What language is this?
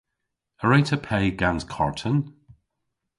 Cornish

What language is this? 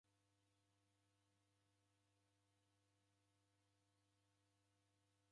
Taita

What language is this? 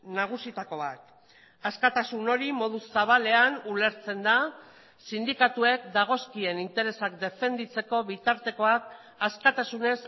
Basque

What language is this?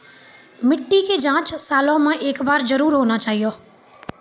Maithili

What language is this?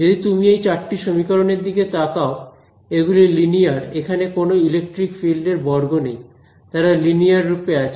Bangla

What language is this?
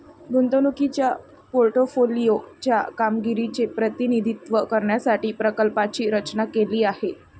Marathi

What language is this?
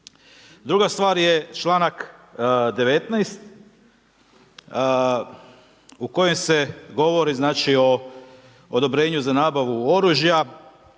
Croatian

